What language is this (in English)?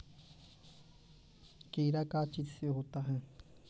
Magahi